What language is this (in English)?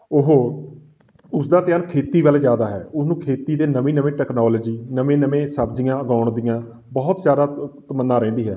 Punjabi